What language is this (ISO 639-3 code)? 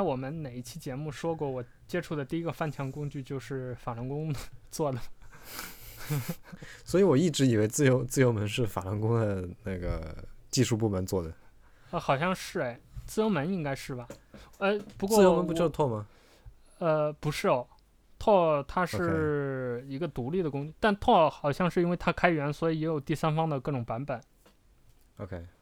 zho